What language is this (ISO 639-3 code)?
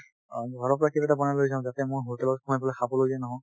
asm